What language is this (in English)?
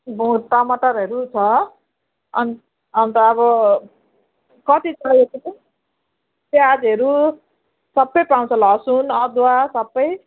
Nepali